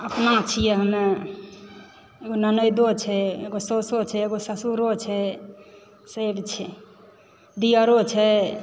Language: Maithili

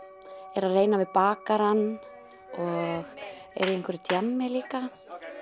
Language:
Icelandic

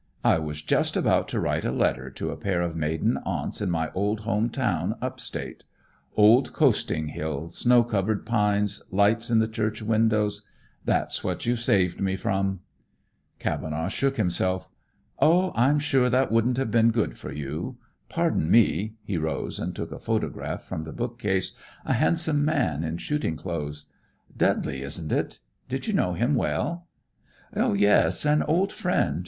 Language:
English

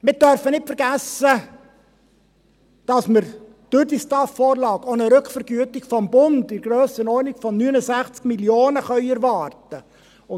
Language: Swiss German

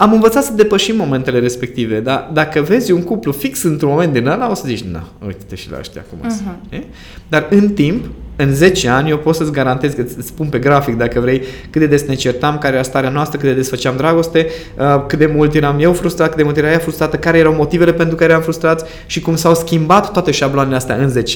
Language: Romanian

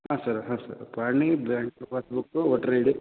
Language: Kannada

